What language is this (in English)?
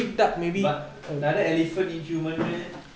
English